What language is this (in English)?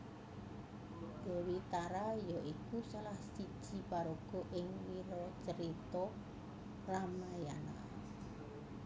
Javanese